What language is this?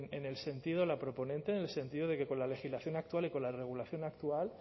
Spanish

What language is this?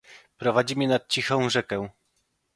Polish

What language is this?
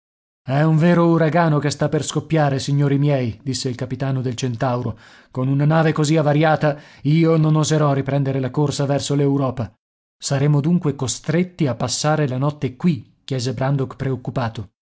Italian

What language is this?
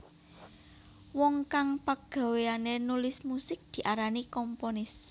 Javanese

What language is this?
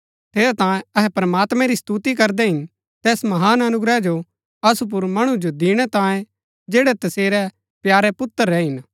Gaddi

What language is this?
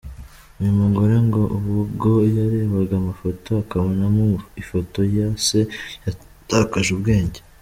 Kinyarwanda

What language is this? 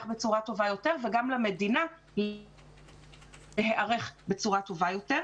Hebrew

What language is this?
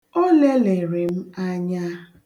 Igbo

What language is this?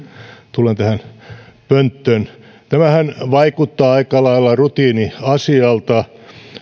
Finnish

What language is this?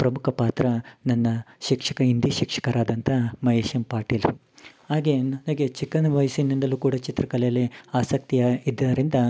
Kannada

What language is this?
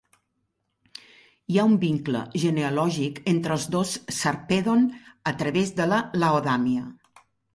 Catalan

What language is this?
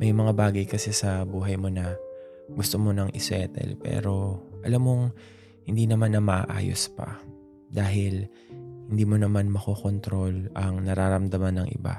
Filipino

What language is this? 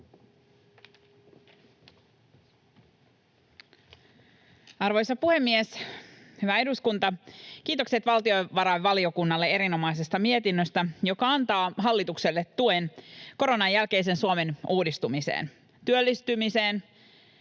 Finnish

